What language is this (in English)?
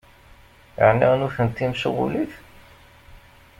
Kabyle